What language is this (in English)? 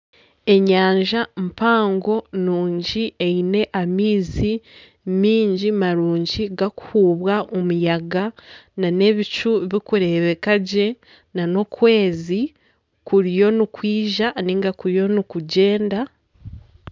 Nyankole